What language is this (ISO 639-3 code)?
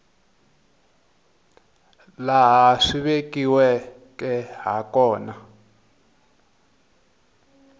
tso